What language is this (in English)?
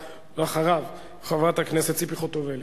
Hebrew